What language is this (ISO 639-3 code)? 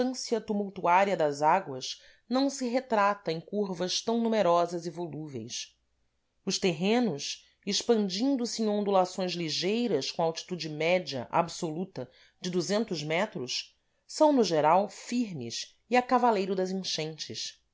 por